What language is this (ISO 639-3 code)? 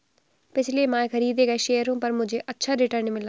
hin